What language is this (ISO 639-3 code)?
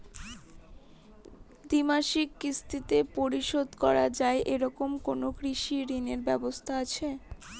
ben